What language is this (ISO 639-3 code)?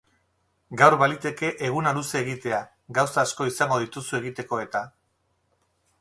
eus